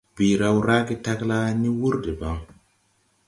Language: Tupuri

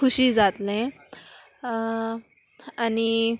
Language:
Konkani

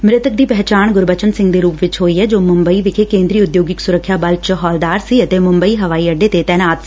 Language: Punjabi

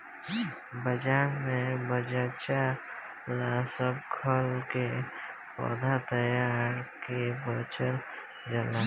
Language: Bhojpuri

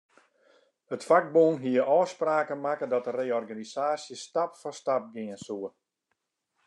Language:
Western Frisian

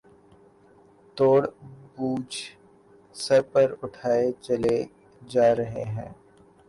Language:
Urdu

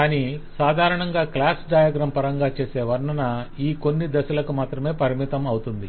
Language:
Telugu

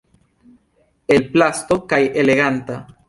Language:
Esperanto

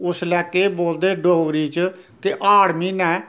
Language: Dogri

